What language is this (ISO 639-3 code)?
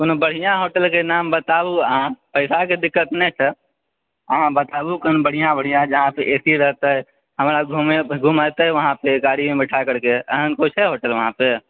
mai